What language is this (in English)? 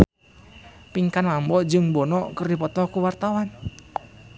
Sundanese